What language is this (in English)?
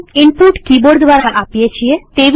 Gujarati